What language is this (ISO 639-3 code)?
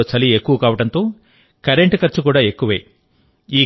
tel